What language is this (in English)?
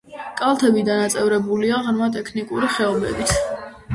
Georgian